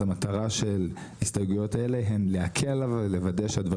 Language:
Hebrew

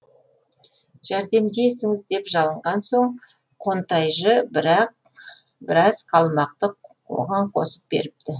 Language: Kazakh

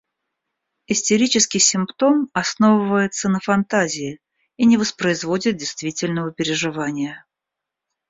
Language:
Russian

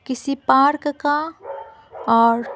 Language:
Hindi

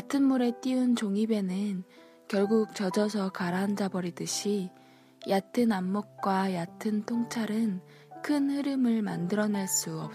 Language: Korean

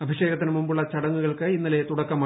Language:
Malayalam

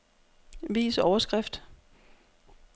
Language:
Danish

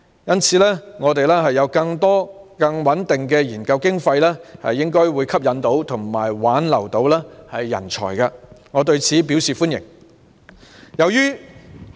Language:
Cantonese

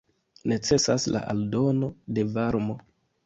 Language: Esperanto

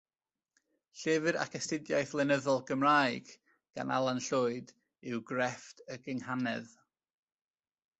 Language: Welsh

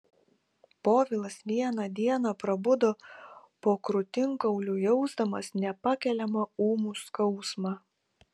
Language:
Lithuanian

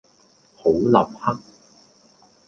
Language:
Cantonese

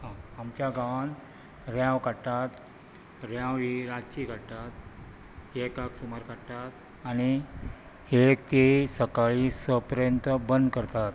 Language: Konkani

